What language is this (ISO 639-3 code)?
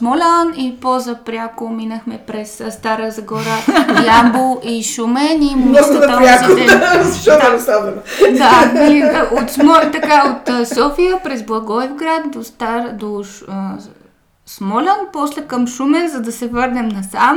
bul